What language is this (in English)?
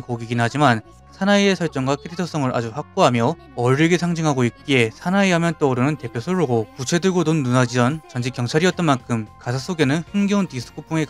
Korean